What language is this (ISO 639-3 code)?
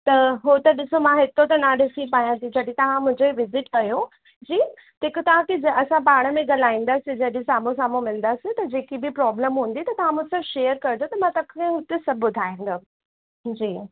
snd